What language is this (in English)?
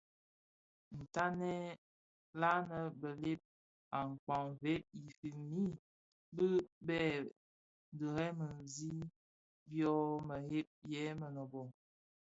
Bafia